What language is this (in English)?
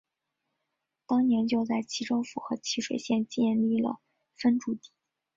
Chinese